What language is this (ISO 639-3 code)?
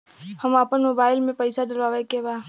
bho